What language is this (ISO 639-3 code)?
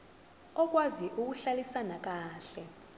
zul